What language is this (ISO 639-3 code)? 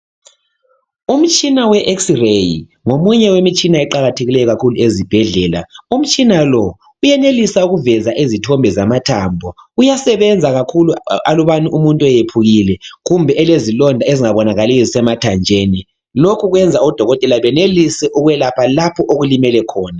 nde